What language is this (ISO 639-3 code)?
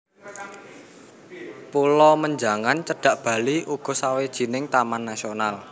jav